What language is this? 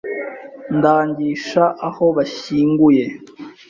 Kinyarwanda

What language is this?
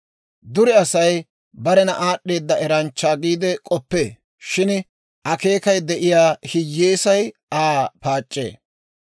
Dawro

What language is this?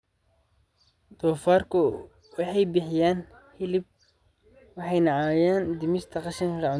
Somali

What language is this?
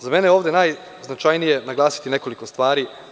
Serbian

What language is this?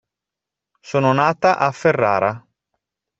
Italian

